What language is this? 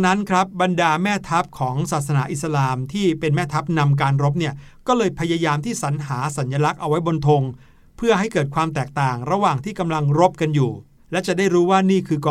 Thai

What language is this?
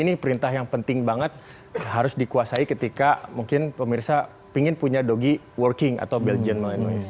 Indonesian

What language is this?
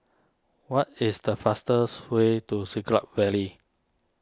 English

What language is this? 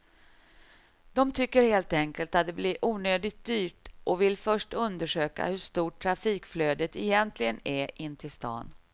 Swedish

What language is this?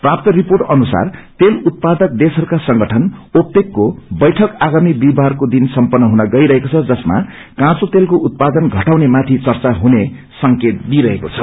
Nepali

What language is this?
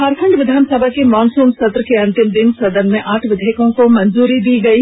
Hindi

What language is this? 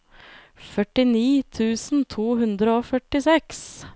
Norwegian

